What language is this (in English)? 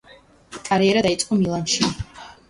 Georgian